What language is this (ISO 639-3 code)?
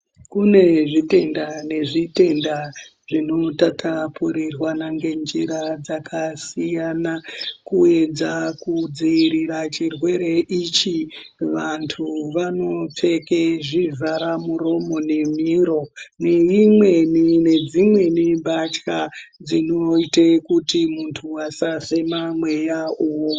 ndc